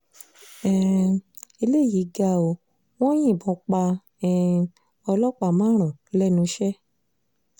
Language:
Yoruba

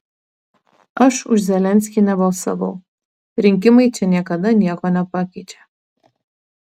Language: Lithuanian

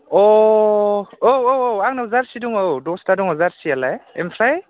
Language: Bodo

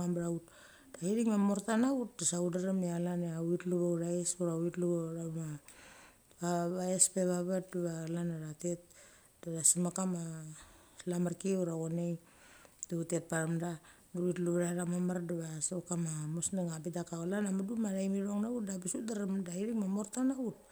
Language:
Mali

